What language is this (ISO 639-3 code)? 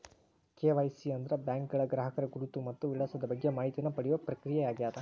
kan